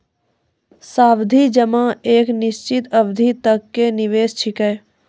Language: Maithili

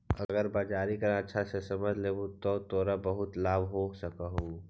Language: Magahi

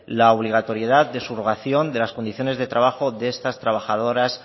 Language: Spanish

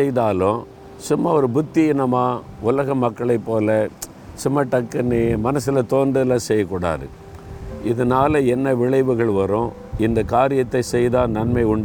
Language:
Tamil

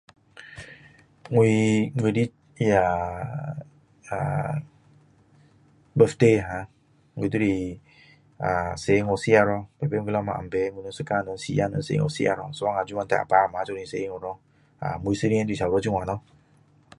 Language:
Min Dong Chinese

